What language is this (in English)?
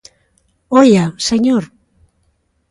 Galician